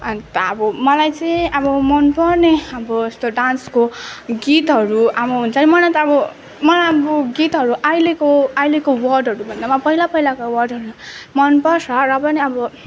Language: Nepali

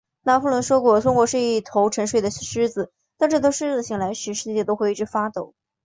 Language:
Chinese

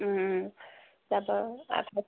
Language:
Assamese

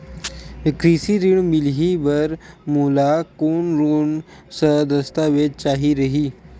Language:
Chhattisgarhi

